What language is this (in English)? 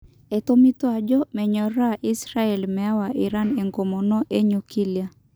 Masai